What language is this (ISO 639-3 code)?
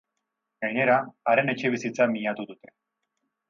eus